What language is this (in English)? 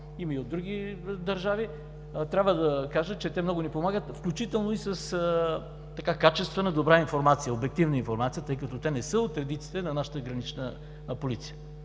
Bulgarian